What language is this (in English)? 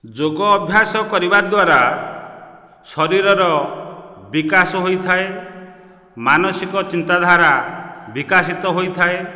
Odia